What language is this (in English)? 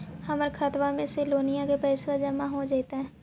Magahi